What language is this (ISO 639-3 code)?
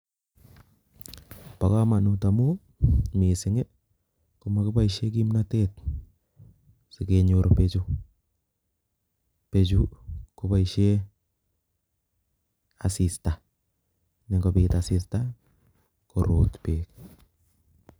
kln